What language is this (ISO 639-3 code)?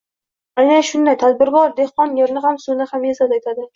uzb